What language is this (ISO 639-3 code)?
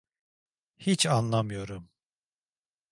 tur